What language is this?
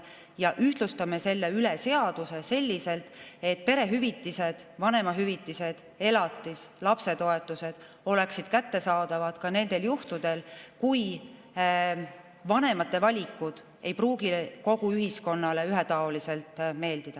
Estonian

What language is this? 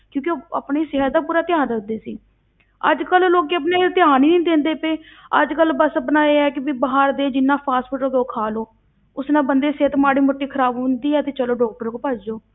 Punjabi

